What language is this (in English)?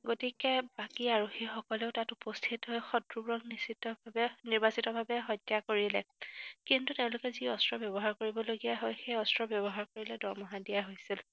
Assamese